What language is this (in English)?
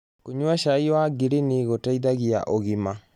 Kikuyu